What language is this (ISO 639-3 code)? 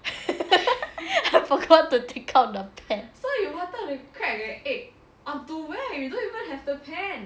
eng